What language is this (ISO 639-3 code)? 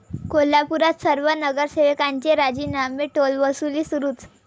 mar